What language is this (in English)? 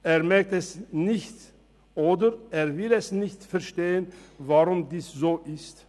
Swiss German